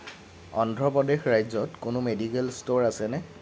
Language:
Assamese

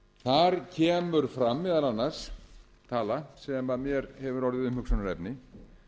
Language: Icelandic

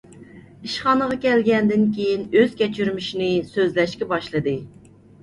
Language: Uyghur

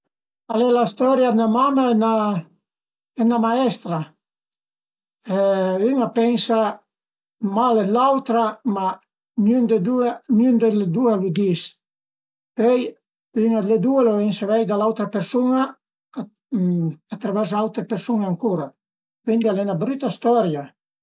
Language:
Piedmontese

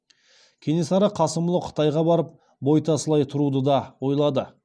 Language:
Kazakh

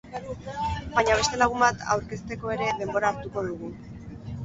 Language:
Basque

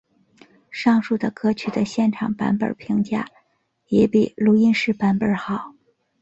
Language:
Chinese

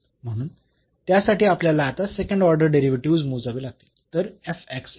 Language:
Marathi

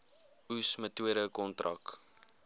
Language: Afrikaans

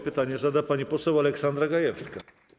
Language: Polish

